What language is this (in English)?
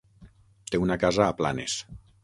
Catalan